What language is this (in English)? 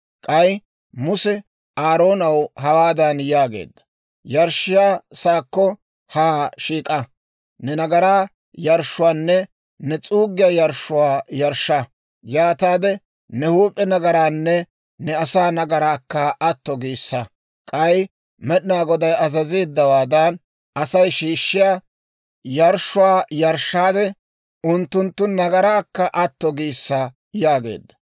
Dawro